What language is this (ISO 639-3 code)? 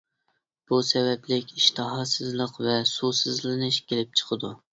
uig